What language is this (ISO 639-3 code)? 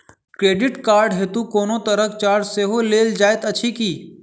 mai